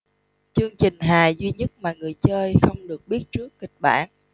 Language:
Vietnamese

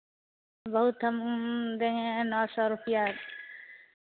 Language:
Hindi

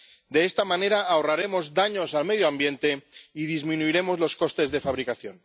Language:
Spanish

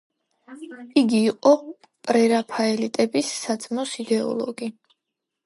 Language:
Georgian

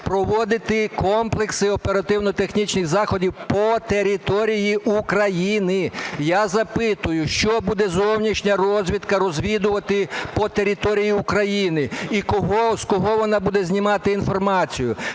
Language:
Ukrainian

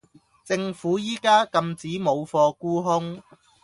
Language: Cantonese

